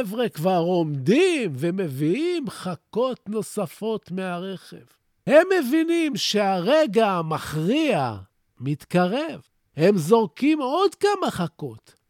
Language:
Hebrew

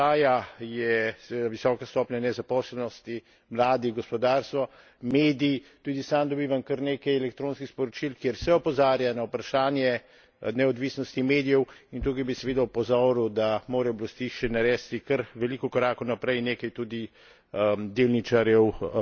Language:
Slovenian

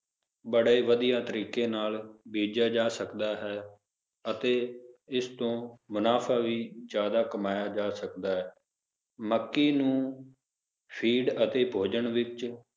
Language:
Punjabi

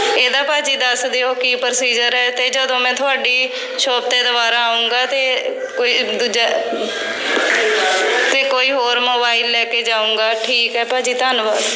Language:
Punjabi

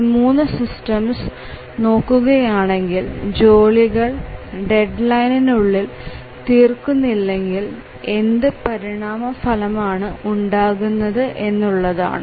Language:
Malayalam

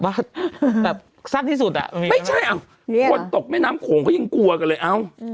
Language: Thai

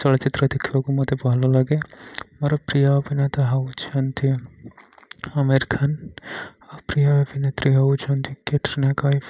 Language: Odia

